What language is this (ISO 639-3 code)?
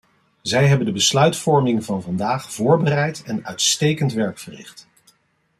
nld